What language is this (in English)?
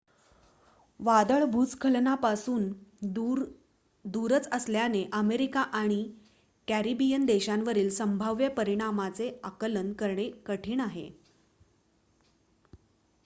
Marathi